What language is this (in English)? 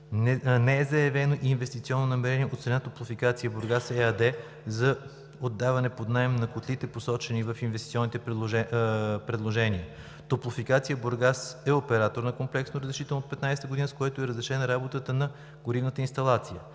Bulgarian